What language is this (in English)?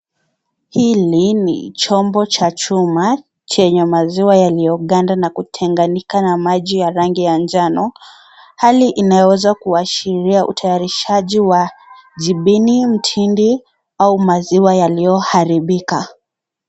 Swahili